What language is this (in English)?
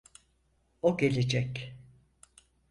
Turkish